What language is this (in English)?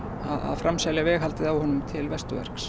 Icelandic